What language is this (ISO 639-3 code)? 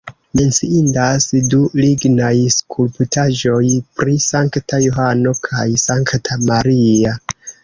epo